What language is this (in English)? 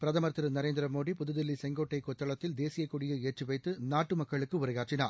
Tamil